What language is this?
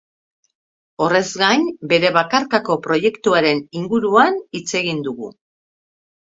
Basque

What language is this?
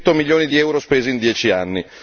Italian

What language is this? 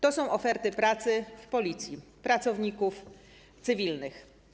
Polish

